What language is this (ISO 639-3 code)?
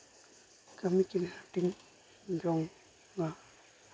sat